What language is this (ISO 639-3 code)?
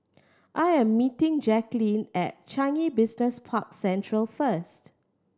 eng